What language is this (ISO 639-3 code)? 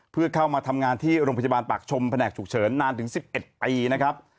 tha